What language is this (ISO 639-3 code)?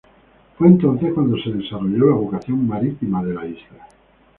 spa